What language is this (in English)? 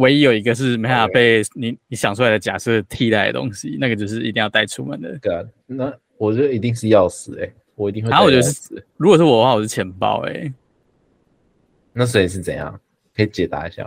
Chinese